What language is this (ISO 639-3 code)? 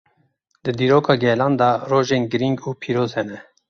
kur